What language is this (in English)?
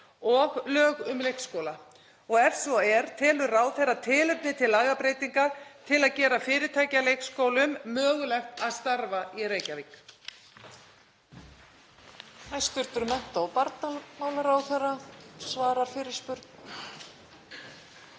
Icelandic